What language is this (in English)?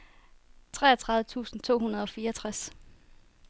Danish